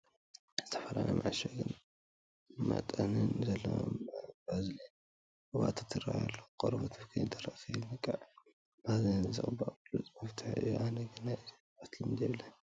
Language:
Tigrinya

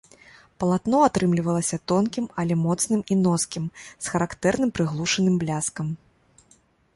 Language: Belarusian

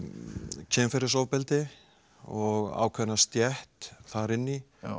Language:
Icelandic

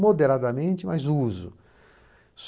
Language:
Portuguese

